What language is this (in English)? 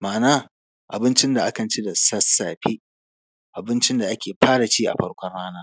Hausa